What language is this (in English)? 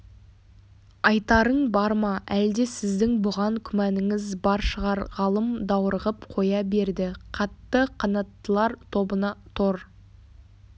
Kazakh